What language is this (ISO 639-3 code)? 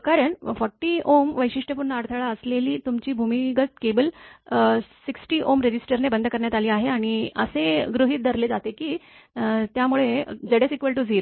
mar